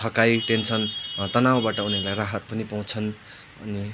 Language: Nepali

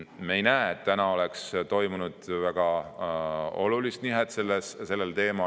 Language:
Estonian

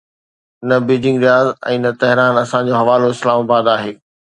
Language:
Sindhi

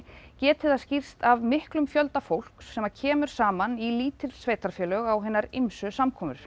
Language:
Icelandic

